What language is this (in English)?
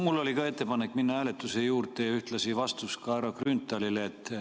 Estonian